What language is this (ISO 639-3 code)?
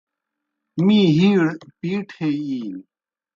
plk